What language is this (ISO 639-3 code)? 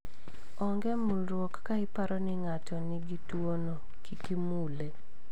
luo